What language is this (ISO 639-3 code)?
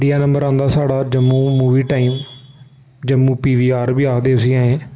doi